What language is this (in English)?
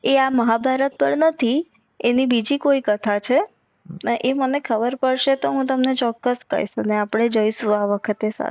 Gujarati